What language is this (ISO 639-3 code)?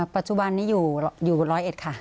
tha